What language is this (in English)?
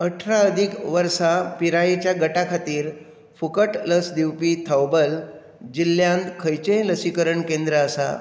Konkani